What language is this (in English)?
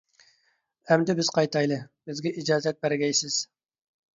Uyghur